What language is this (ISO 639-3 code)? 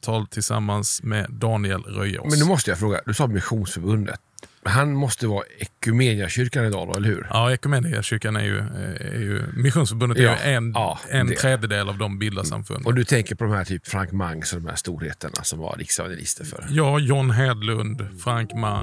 swe